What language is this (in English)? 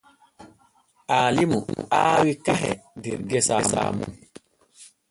Borgu Fulfulde